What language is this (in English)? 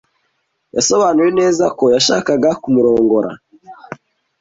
Kinyarwanda